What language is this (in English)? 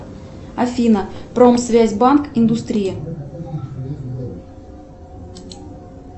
Russian